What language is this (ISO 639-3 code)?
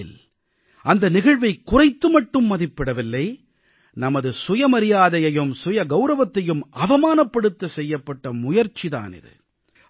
tam